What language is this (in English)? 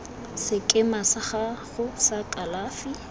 Tswana